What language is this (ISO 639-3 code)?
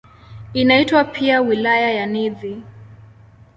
swa